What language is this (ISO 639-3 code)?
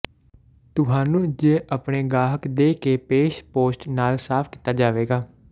pan